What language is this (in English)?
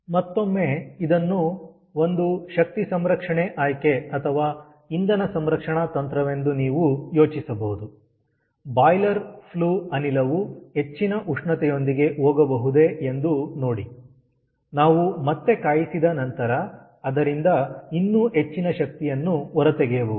Kannada